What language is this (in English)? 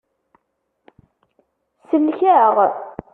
Kabyle